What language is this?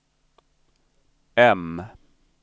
Swedish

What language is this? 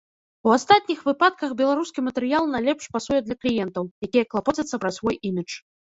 Belarusian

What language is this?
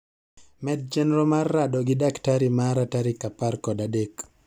Luo (Kenya and Tanzania)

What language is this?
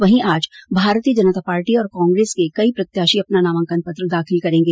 Hindi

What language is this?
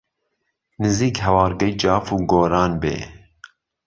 Central Kurdish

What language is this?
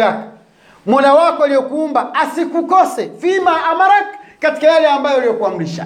Swahili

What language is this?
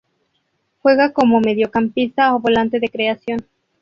Spanish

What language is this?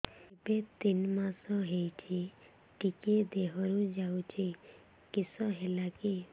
Odia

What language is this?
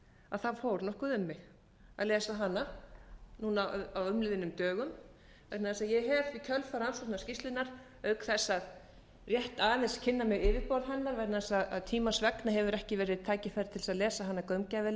Icelandic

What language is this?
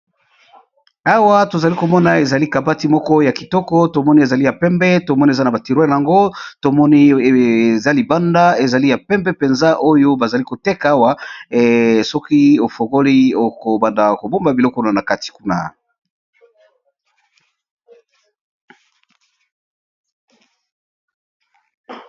Lingala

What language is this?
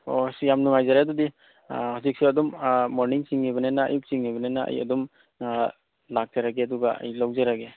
Manipuri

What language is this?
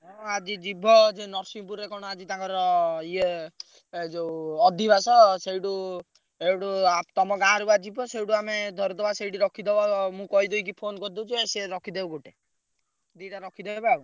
Odia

